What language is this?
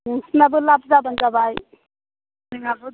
Bodo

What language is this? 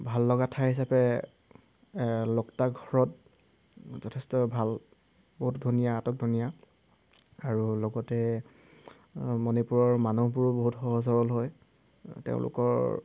Assamese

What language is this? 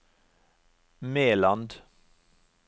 Norwegian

